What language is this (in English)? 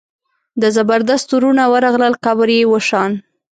Pashto